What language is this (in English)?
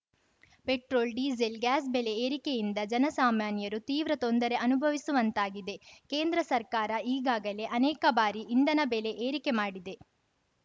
Kannada